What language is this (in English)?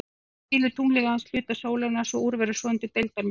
Icelandic